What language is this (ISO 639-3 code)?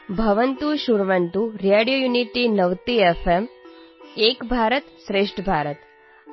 hin